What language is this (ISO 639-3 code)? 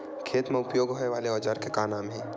hne